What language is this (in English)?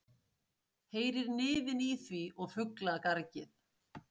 Icelandic